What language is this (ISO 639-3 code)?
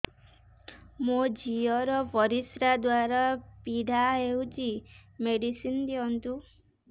ori